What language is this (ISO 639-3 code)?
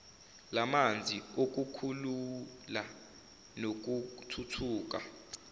zul